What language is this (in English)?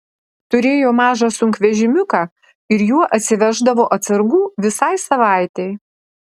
Lithuanian